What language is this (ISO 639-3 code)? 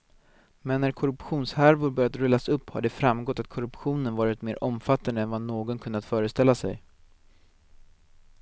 swe